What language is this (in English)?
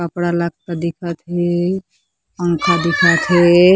Chhattisgarhi